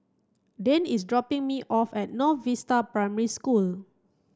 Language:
English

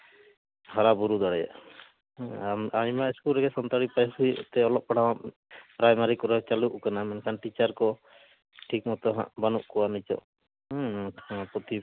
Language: Santali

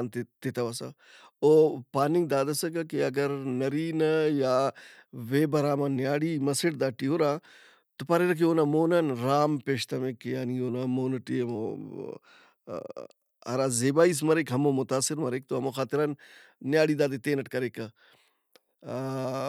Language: Brahui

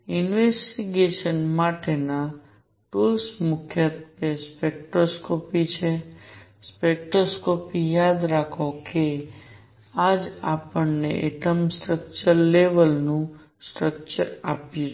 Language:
Gujarati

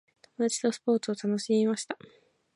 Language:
Japanese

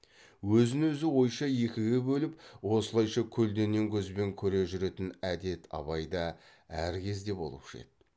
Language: Kazakh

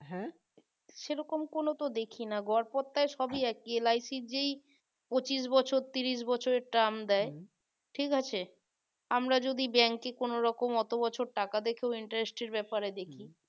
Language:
Bangla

